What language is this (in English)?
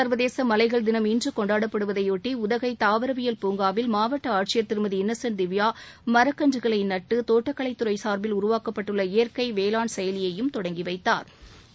Tamil